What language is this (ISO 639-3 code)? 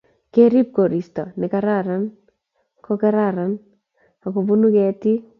kln